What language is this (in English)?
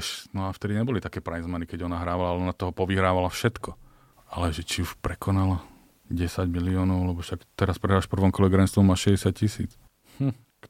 Slovak